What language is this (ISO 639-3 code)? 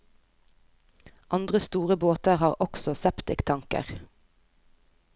nor